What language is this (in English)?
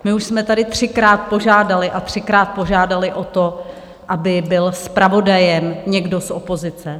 Czech